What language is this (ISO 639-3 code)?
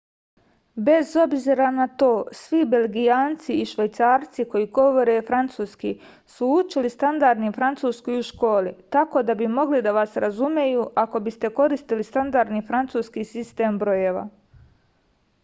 srp